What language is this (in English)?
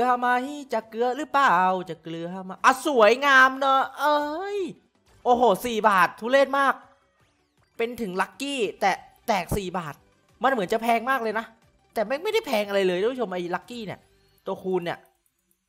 Thai